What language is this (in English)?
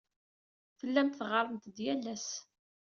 Kabyle